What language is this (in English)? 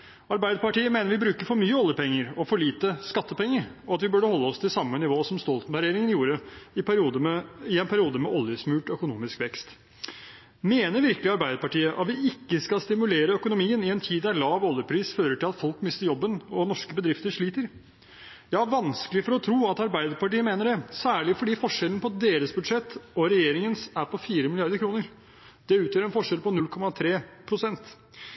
Norwegian Bokmål